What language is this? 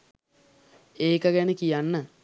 Sinhala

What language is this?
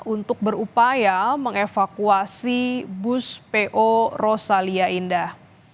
Indonesian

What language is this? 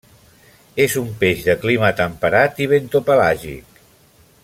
Catalan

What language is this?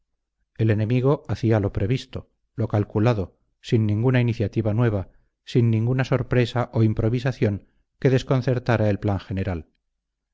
Spanish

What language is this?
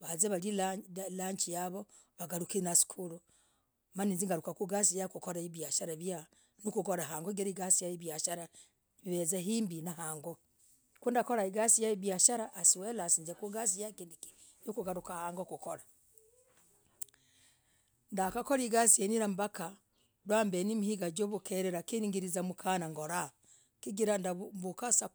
Logooli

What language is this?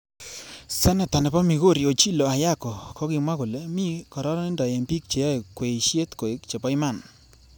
Kalenjin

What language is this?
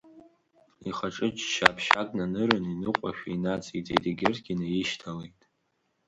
Abkhazian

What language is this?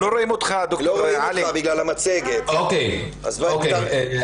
Hebrew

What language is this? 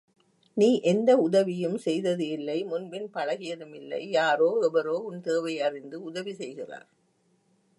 Tamil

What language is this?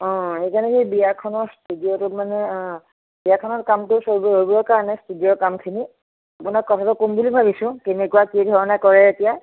Assamese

